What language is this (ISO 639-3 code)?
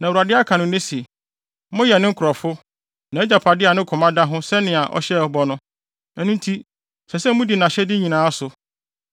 aka